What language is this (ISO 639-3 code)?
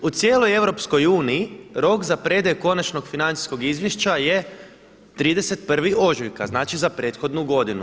hrv